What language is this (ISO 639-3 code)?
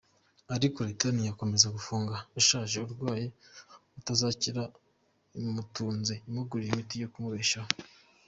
kin